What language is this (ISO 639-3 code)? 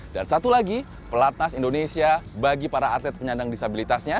ind